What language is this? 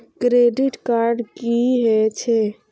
Maithili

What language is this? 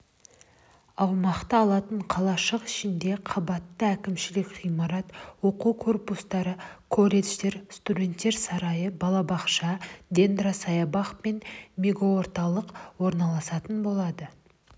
Kazakh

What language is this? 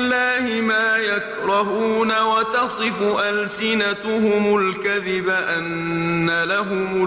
Arabic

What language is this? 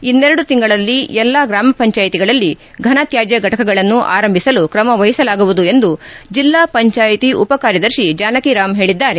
Kannada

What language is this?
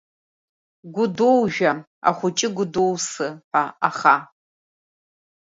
Abkhazian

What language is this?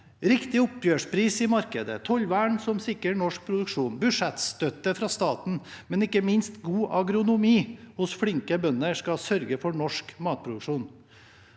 Norwegian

